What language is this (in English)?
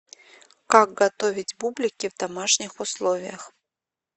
Russian